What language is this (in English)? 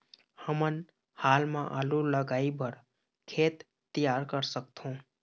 Chhattisgarhi